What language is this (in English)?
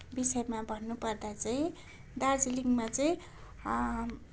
Nepali